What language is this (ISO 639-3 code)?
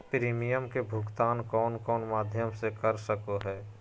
mag